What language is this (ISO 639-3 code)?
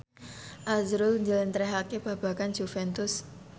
jav